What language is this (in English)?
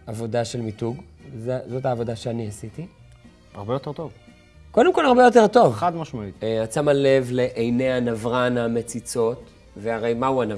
Hebrew